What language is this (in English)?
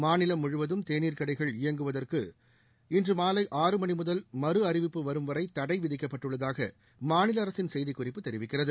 Tamil